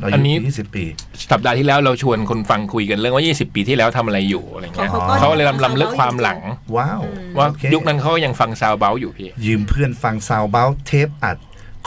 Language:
Thai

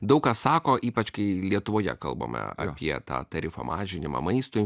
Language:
Lithuanian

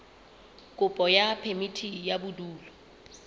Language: Southern Sotho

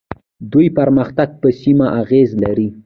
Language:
Pashto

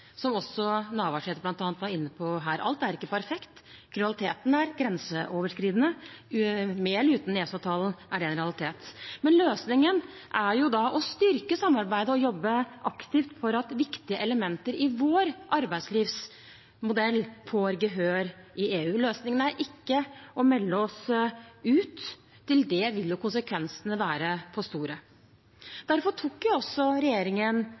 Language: Norwegian Bokmål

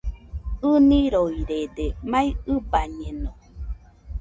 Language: Nüpode Huitoto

